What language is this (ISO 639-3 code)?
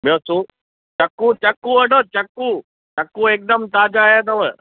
snd